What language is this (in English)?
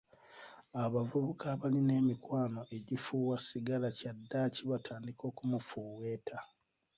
Ganda